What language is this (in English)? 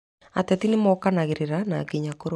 Kikuyu